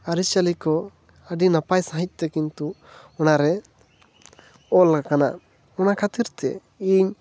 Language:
Santali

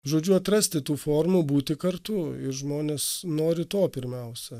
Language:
Lithuanian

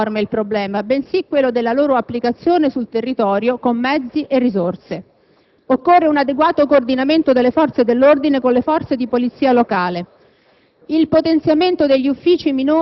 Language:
Italian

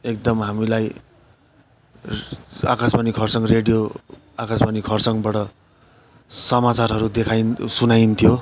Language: Nepali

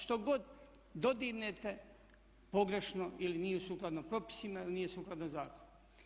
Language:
Croatian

